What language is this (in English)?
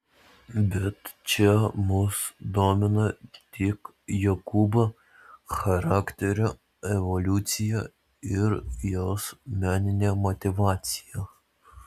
Lithuanian